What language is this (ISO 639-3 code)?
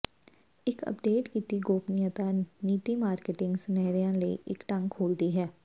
pan